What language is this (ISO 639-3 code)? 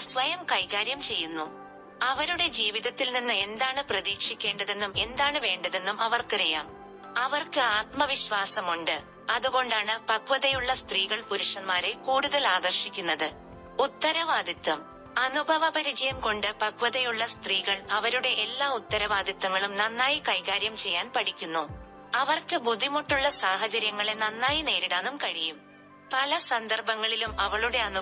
mal